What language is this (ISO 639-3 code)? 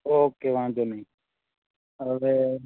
guj